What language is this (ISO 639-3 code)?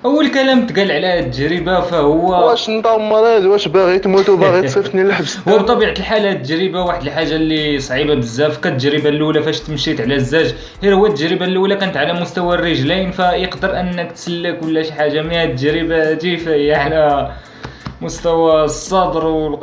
ara